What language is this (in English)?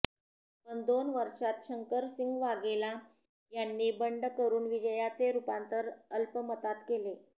Marathi